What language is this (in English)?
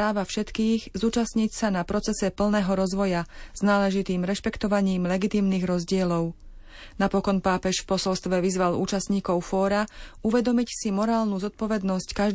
Slovak